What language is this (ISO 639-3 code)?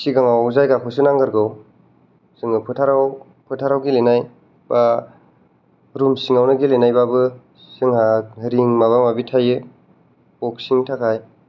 brx